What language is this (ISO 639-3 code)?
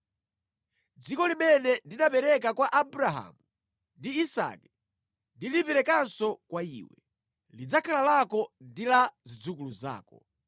nya